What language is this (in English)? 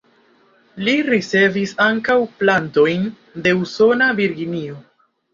Esperanto